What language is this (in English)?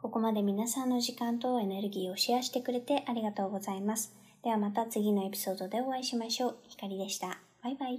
Japanese